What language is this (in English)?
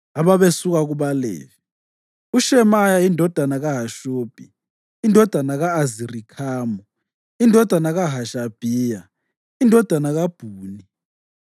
North Ndebele